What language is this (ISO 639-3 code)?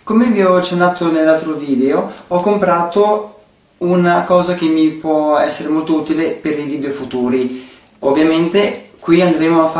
ita